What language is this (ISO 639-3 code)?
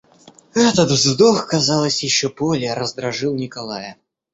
rus